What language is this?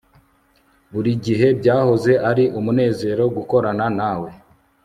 Kinyarwanda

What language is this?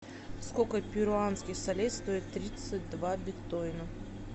Russian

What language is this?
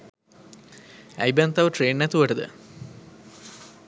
Sinhala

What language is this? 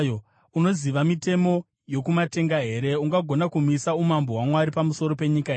Shona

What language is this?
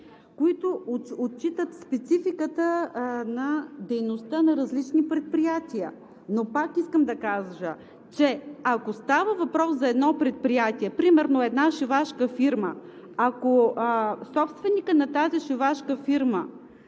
Bulgarian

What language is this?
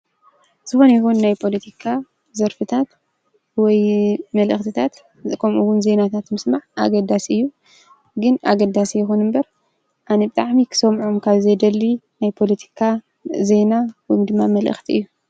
Tigrinya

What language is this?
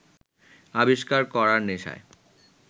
Bangla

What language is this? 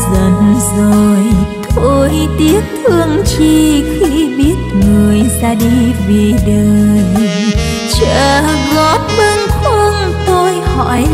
Vietnamese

